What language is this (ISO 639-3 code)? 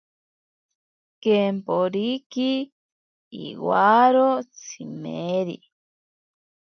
prq